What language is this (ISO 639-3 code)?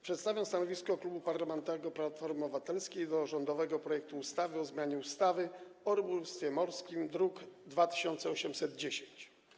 pol